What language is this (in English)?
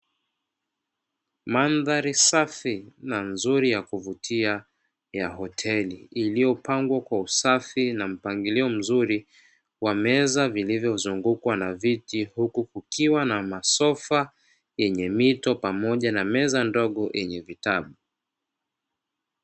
Swahili